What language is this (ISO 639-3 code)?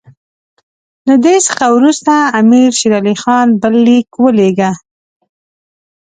pus